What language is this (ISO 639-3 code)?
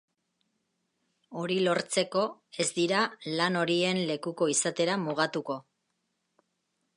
eus